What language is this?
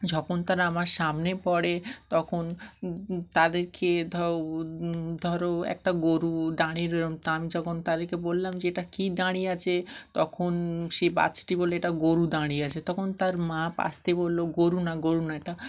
Bangla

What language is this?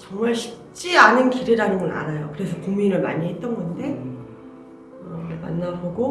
Korean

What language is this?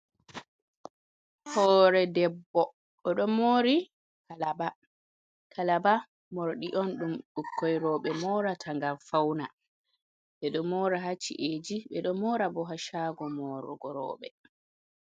Fula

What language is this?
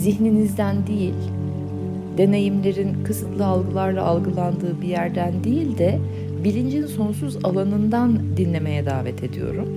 Turkish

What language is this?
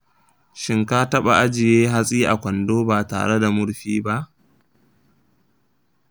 Hausa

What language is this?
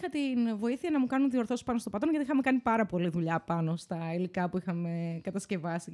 Greek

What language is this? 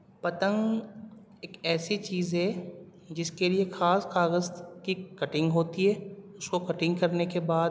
Urdu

